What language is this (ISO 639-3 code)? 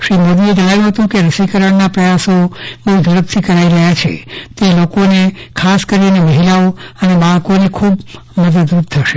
guj